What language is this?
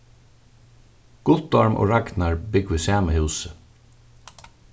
Faroese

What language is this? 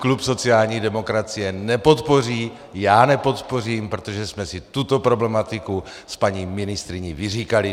Czech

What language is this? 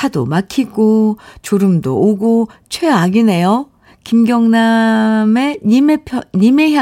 Korean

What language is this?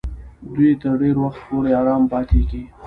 Pashto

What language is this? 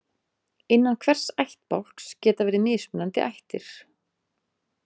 Icelandic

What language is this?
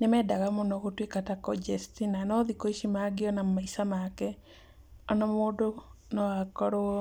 Kikuyu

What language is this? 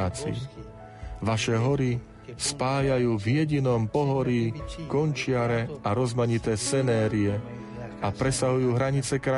Slovak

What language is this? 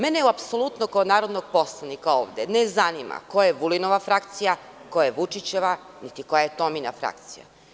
Serbian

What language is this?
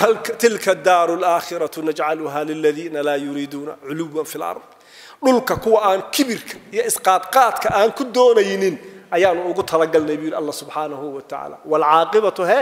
Arabic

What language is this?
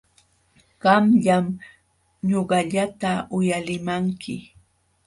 Jauja Wanca Quechua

